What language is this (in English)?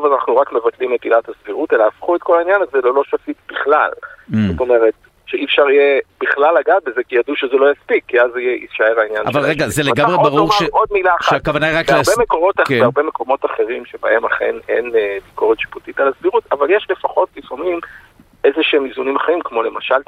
Hebrew